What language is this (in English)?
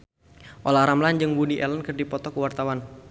Sundanese